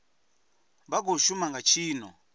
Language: Venda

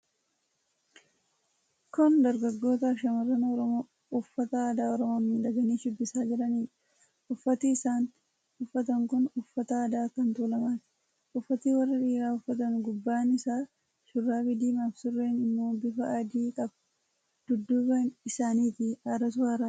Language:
Oromo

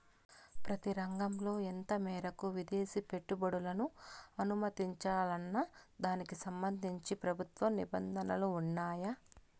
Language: Telugu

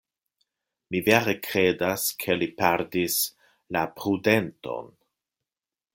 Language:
Esperanto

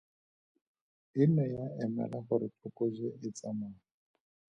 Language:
Tswana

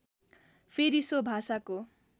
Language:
Nepali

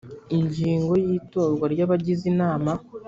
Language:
Kinyarwanda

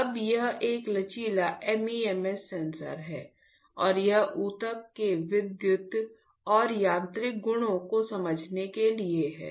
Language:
Hindi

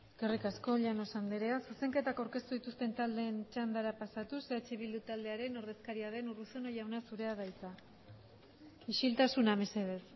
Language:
Basque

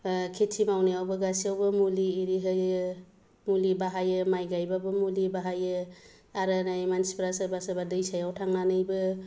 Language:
Bodo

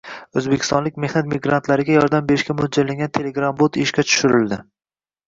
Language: Uzbek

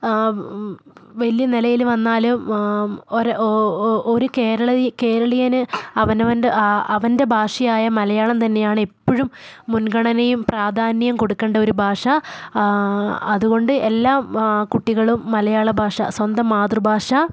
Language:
Malayalam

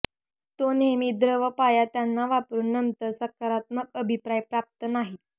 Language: Marathi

